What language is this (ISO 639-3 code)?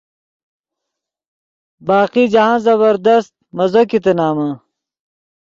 ydg